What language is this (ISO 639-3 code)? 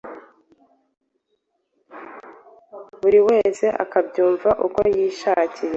kin